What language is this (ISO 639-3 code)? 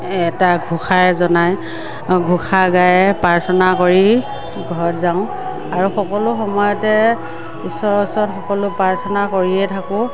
asm